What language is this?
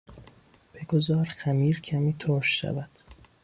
Persian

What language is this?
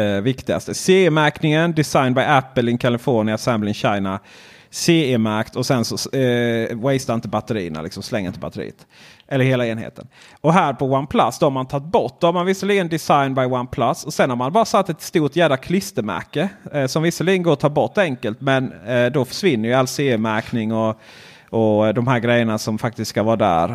Swedish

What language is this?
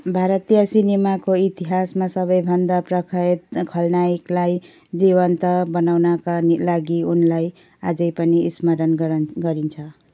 Nepali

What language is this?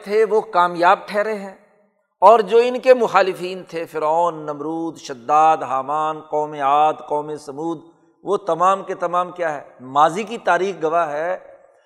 Urdu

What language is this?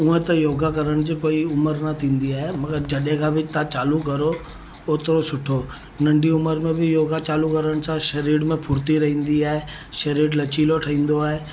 Sindhi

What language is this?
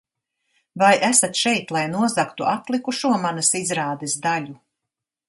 Latvian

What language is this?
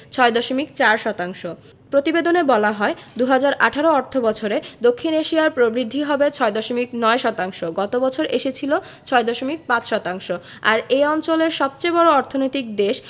Bangla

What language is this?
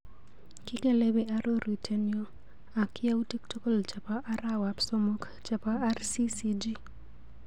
Kalenjin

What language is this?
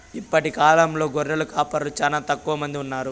Telugu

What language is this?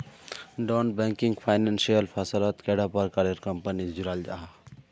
Magahi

